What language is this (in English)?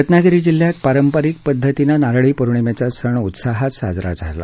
Marathi